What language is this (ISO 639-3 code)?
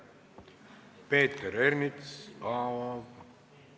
est